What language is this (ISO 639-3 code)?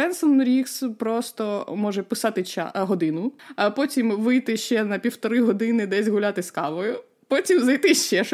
ukr